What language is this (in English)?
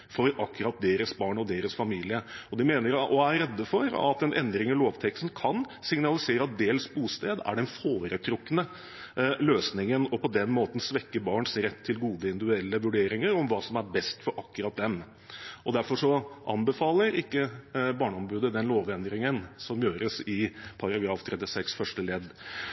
Norwegian Bokmål